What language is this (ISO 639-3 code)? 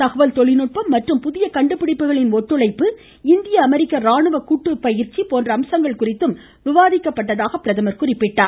tam